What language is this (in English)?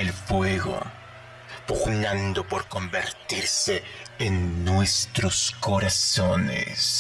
Spanish